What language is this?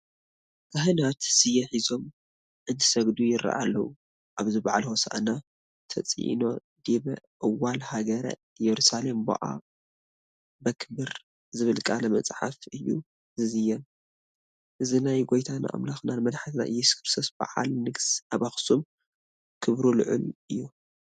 Tigrinya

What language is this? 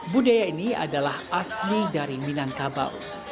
Indonesian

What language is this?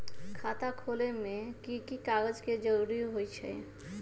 Magahi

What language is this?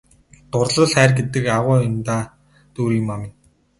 Mongolian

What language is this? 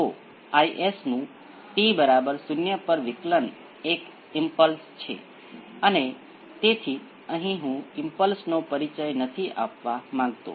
Gujarati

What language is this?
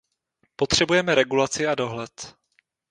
Czech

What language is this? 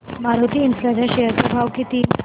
Marathi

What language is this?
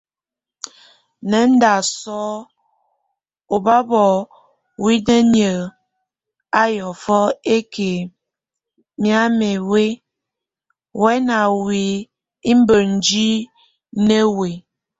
Tunen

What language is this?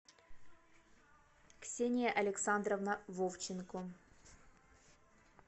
Russian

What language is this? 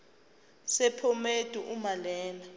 Zulu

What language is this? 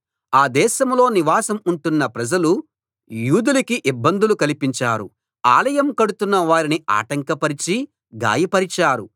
Telugu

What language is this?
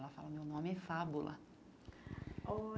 Portuguese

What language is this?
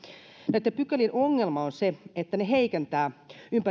Finnish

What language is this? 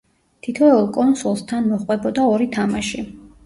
Georgian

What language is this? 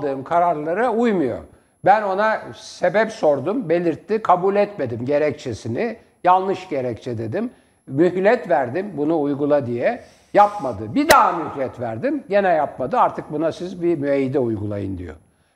Turkish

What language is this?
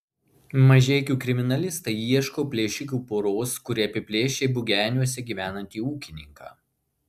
Lithuanian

